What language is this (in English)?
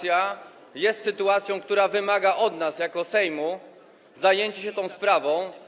Polish